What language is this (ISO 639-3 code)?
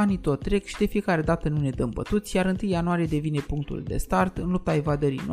ron